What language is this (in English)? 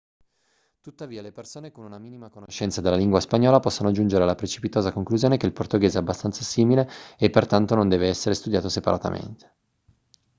Italian